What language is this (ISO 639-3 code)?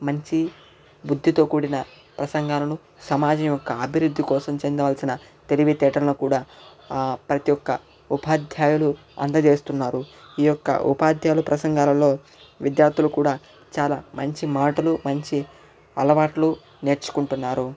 tel